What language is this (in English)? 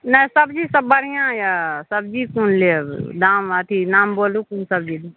Maithili